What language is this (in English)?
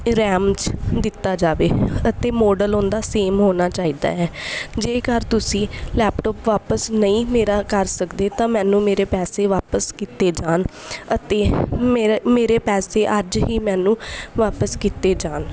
Punjabi